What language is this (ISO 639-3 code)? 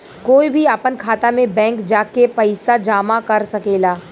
bho